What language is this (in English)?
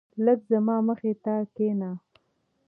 Pashto